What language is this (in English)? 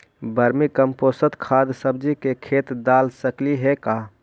Magahi